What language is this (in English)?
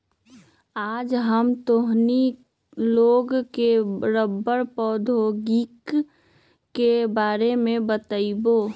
Magahi